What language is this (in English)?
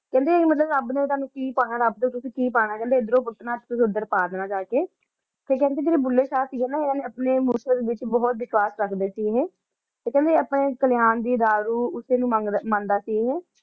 Punjabi